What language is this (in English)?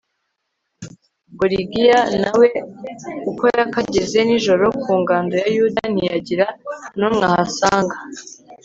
Kinyarwanda